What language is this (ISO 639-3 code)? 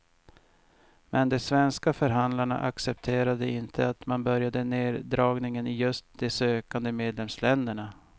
swe